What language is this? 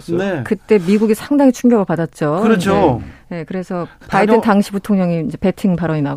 Korean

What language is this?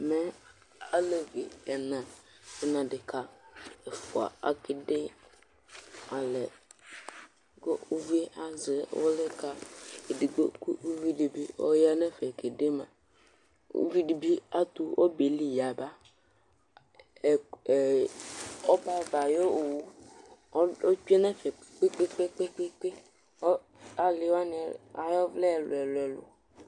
Ikposo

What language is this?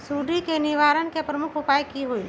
Magahi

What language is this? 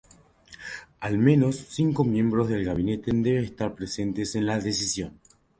Spanish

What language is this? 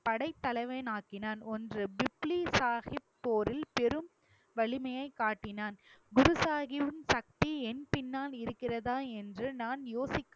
Tamil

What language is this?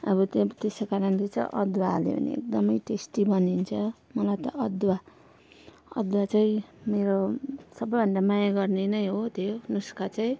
Nepali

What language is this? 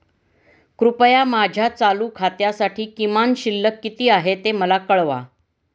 Marathi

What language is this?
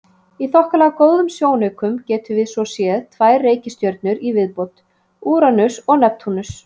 Icelandic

